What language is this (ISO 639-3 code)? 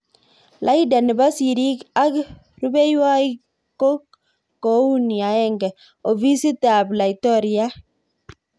kln